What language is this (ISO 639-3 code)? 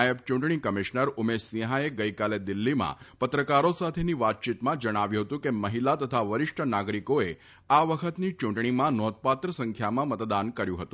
guj